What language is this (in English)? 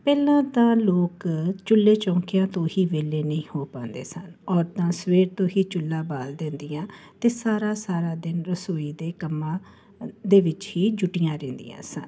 Punjabi